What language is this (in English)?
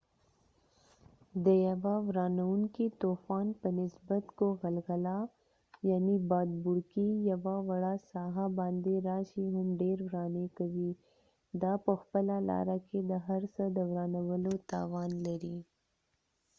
Pashto